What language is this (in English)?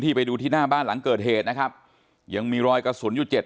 Thai